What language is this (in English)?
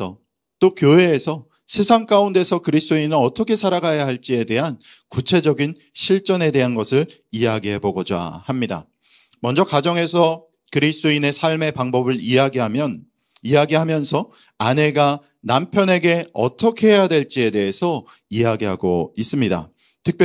Korean